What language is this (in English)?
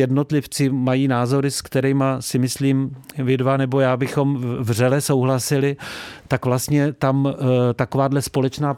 Czech